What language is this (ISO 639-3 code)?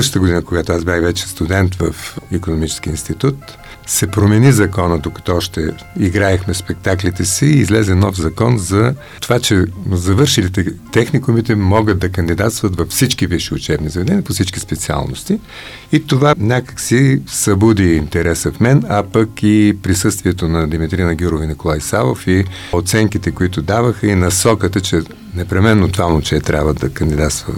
bul